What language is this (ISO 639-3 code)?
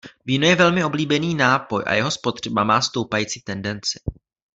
ces